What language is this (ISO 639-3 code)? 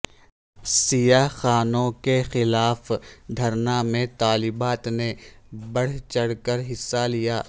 urd